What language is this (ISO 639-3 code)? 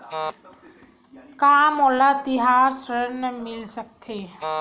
hne